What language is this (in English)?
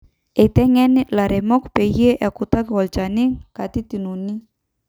Masai